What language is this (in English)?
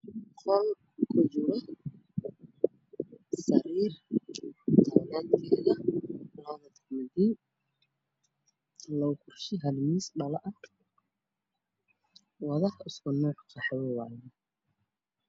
Somali